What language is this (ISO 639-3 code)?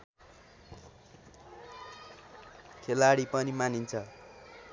nep